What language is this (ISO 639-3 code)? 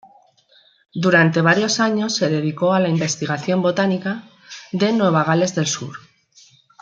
spa